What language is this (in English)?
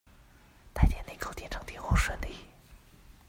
Chinese